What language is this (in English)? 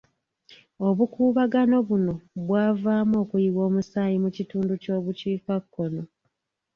Ganda